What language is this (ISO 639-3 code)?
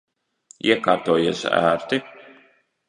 lav